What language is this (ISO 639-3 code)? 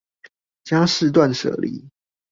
zho